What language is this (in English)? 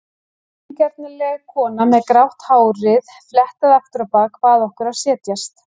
Icelandic